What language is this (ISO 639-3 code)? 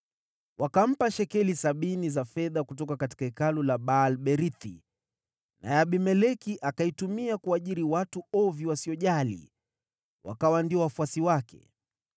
swa